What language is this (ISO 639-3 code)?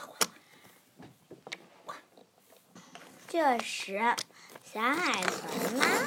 zho